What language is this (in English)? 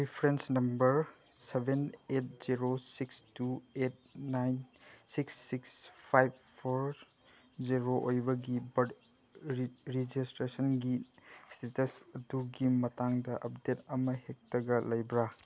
Manipuri